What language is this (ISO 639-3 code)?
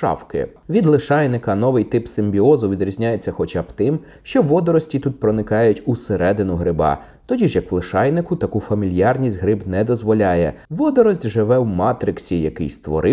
ukr